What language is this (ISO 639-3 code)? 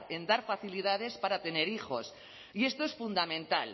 spa